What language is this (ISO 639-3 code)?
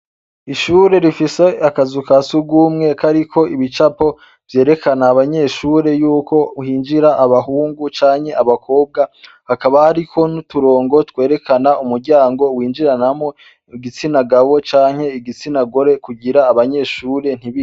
run